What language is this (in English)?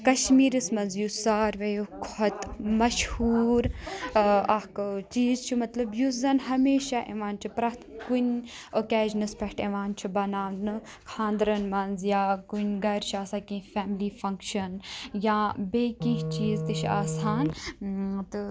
Kashmiri